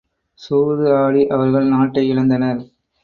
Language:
Tamil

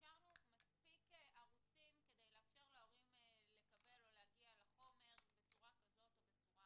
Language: Hebrew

